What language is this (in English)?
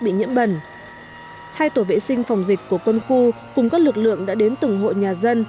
Vietnamese